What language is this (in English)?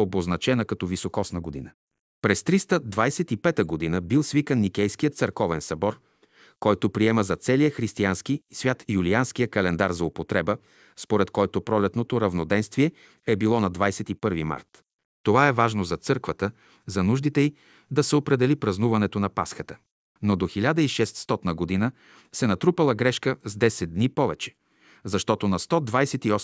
Bulgarian